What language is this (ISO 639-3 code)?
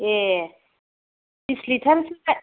brx